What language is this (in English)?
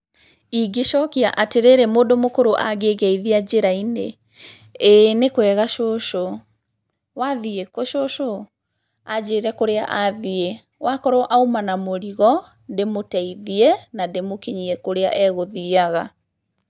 Kikuyu